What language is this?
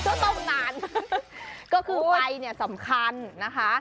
Thai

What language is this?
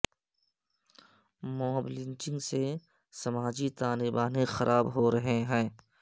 Urdu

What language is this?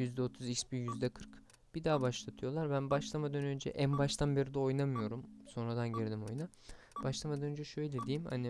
Turkish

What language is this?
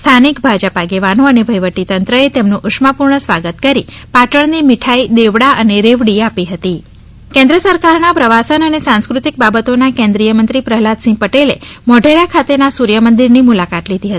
Gujarati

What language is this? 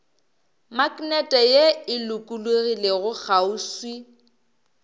Northern Sotho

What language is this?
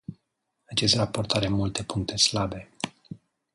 Romanian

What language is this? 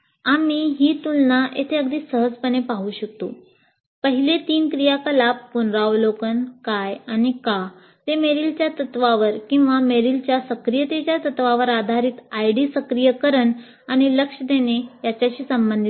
Marathi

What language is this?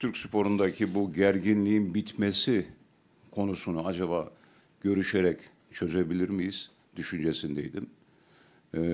Turkish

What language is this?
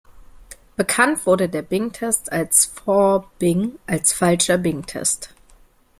German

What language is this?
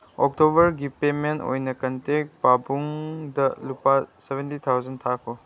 Manipuri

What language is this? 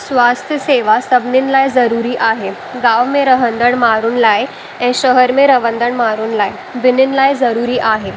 Sindhi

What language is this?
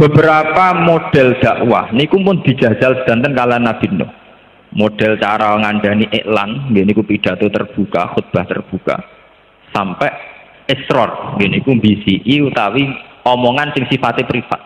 Indonesian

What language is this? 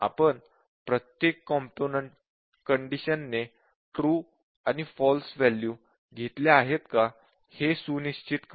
Marathi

